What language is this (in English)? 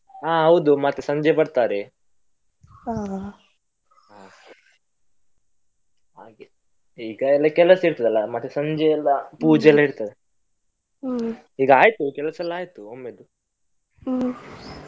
Kannada